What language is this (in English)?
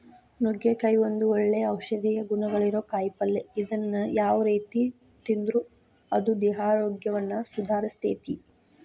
Kannada